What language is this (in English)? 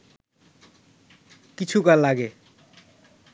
Bangla